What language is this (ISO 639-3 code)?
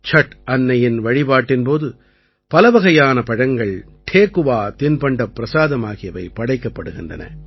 tam